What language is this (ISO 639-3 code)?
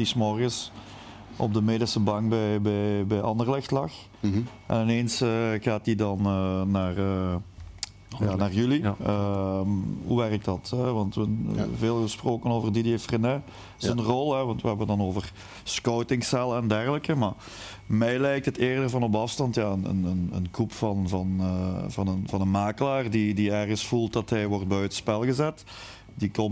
nld